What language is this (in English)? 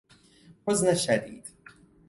Persian